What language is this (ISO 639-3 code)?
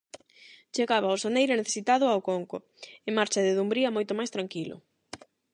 glg